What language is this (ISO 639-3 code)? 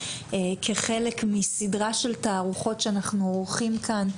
heb